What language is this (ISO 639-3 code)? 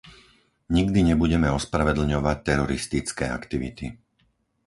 slk